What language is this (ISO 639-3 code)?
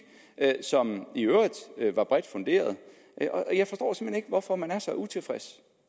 dan